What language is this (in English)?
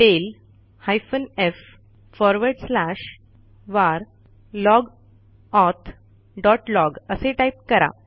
Marathi